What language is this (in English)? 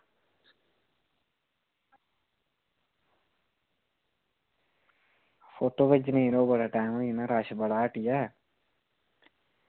Dogri